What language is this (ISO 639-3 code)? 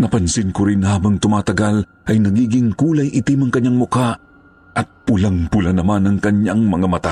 fil